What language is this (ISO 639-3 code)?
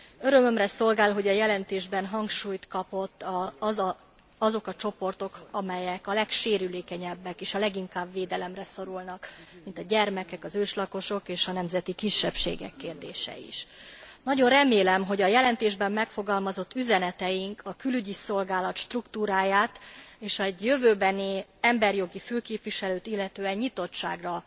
hun